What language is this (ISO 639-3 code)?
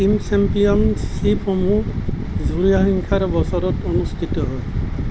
asm